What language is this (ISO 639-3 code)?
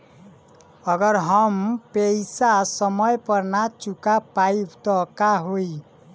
bho